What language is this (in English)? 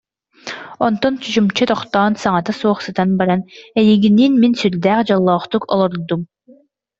Yakut